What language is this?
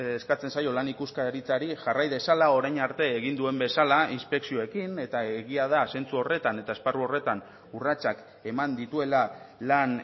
Basque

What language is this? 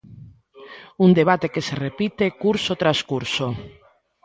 Galician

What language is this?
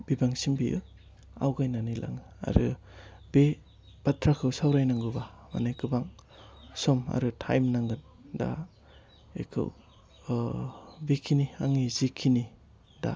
Bodo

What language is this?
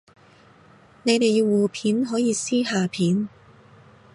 Cantonese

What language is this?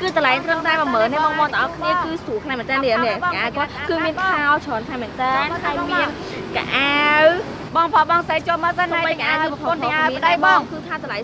Vietnamese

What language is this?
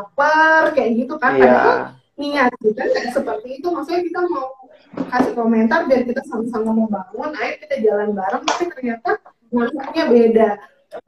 Indonesian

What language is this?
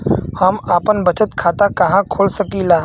Bhojpuri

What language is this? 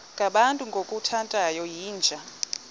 Xhosa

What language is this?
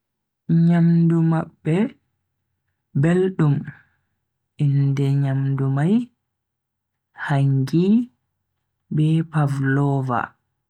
Bagirmi Fulfulde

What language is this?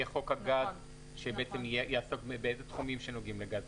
Hebrew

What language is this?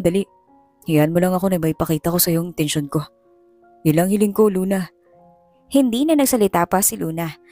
Filipino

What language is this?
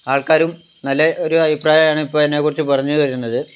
Malayalam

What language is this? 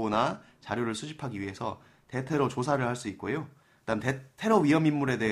Korean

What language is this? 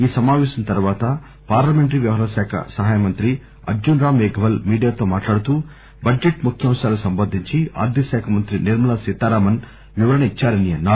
Telugu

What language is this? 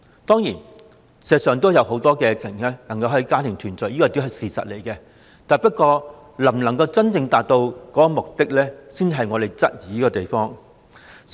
Cantonese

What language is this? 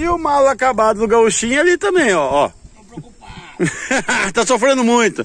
Portuguese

